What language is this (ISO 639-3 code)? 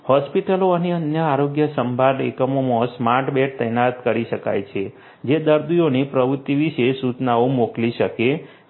guj